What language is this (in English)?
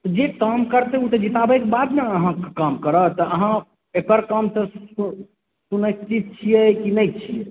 Maithili